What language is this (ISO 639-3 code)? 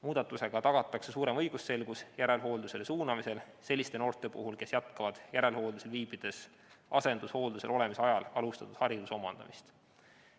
est